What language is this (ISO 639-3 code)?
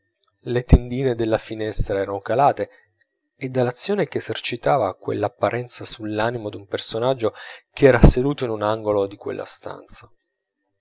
ita